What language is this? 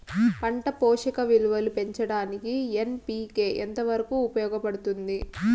Telugu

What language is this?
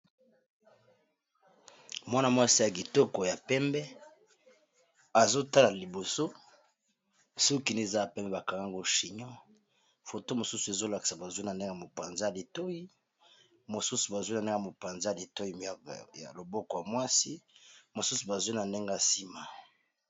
Lingala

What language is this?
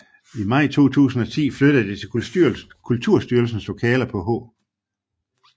Danish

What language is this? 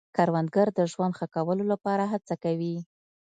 Pashto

